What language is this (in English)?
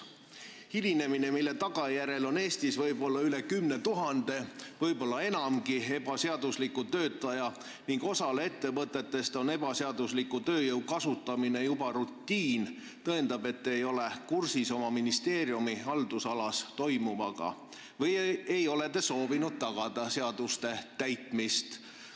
Estonian